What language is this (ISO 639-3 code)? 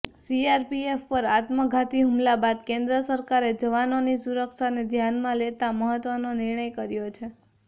guj